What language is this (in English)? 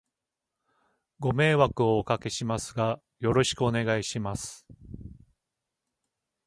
Japanese